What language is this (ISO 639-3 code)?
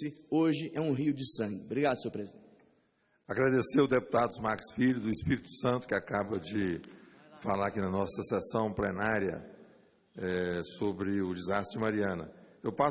por